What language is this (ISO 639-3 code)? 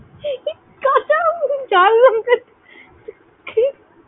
ben